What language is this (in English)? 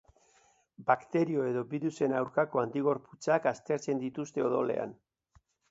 Basque